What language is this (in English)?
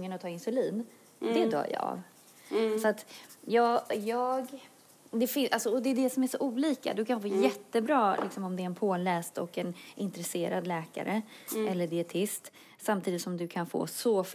Swedish